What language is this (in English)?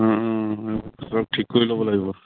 Assamese